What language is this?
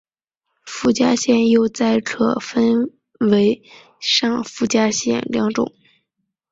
Chinese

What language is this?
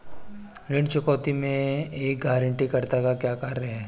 Hindi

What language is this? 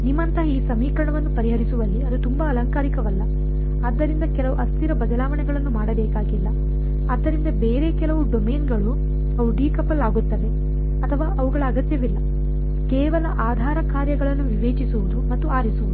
Kannada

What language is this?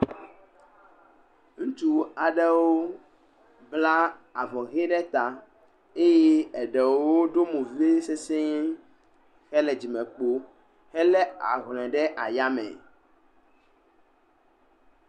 Ewe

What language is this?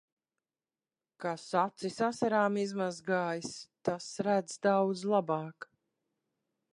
Latvian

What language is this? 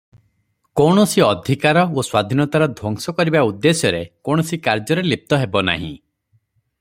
Odia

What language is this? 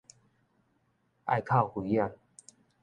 Min Nan Chinese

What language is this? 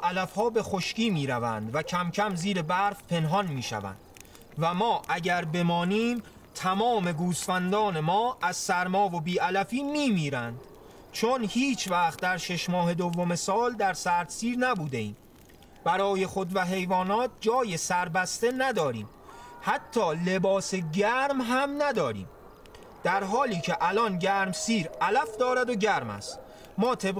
Persian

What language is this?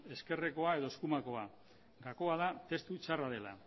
Basque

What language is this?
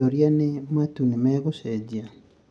Kikuyu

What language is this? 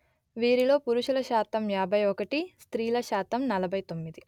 Telugu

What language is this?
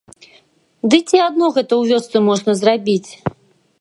Belarusian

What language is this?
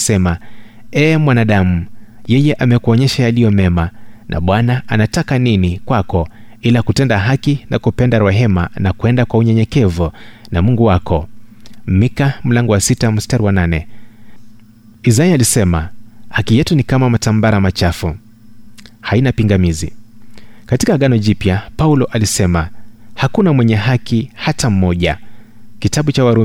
Swahili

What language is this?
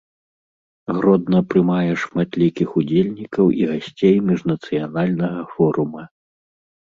Belarusian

